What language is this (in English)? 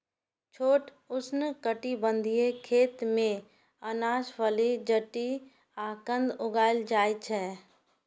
Maithili